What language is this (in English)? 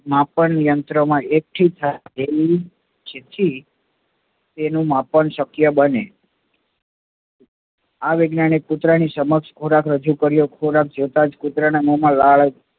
Gujarati